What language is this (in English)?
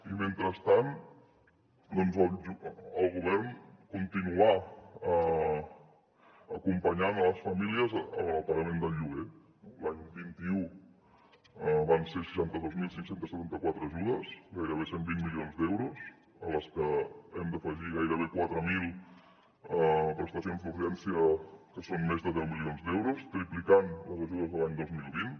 Catalan